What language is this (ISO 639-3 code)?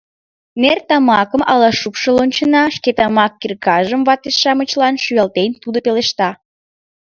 chm